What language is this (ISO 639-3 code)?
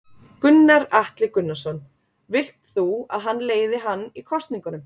isl